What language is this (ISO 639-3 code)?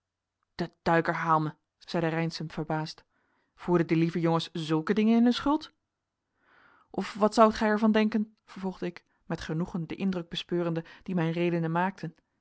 nld